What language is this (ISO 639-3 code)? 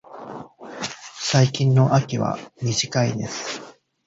jpn